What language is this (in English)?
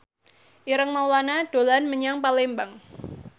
Javanese